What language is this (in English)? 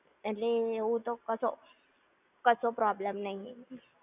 Gujarati